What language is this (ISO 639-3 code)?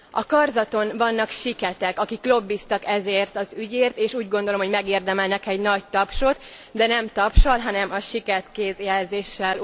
hun